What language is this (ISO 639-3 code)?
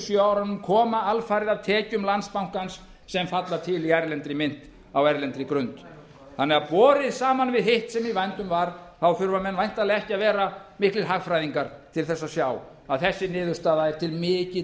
isl